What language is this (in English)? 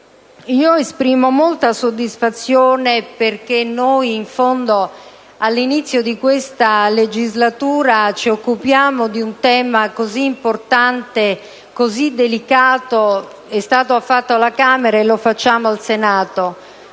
Italian